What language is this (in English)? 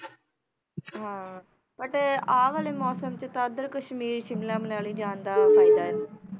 Punjabi